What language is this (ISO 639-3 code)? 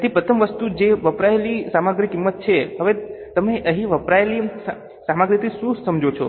guj